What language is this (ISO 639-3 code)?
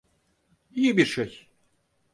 tur